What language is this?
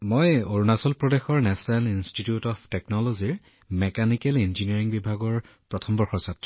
Assamese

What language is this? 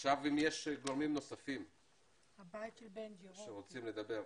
Hebrew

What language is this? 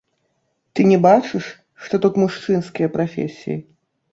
Belarusian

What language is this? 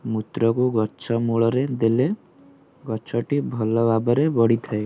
Odia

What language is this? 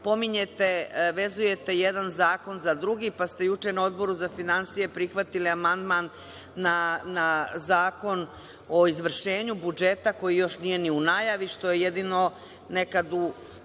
Serbian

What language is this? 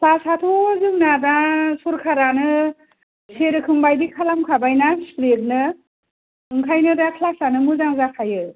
Bodo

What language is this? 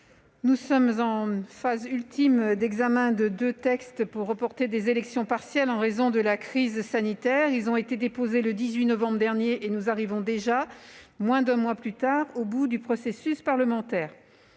French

